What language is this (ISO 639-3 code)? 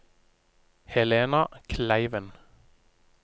nor